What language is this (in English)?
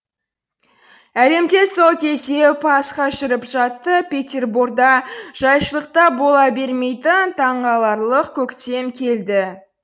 Kazakh